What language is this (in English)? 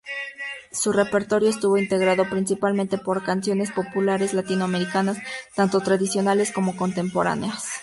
Spanish